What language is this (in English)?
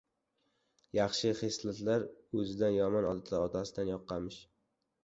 Uzbek